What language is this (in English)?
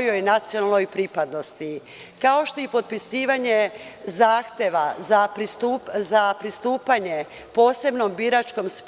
Serbian